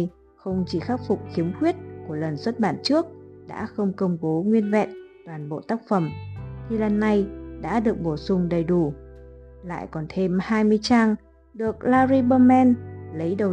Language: Vietnamese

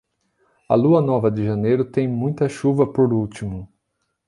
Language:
Portuguese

